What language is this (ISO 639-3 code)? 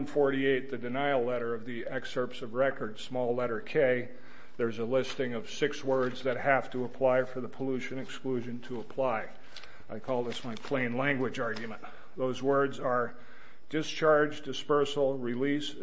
eng